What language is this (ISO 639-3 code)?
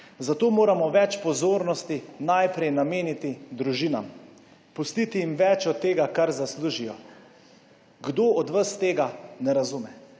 slv